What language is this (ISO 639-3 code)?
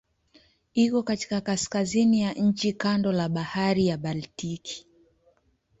swa